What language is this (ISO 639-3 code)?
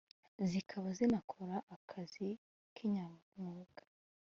kin